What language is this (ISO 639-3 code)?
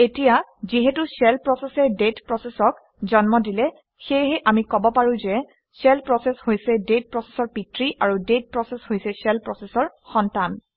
asm